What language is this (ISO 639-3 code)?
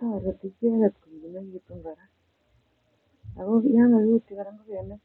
kln